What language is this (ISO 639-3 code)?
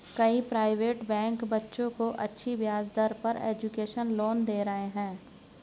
hin